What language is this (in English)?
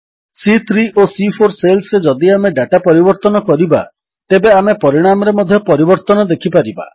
Odia